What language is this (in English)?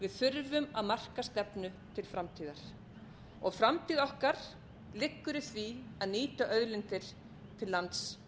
Icelandic